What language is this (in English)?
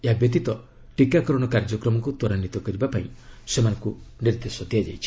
Odia